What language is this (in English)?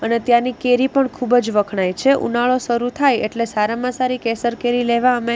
Gujarati